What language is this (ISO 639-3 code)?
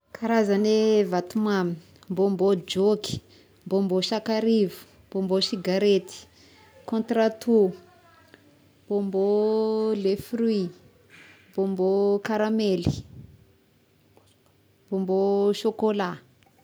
tkg